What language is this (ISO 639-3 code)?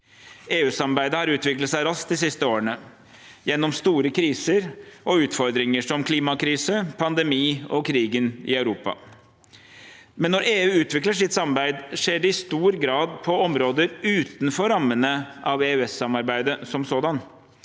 nor